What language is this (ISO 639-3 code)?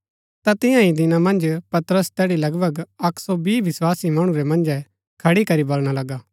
gbk